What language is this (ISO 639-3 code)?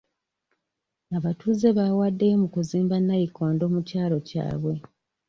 lug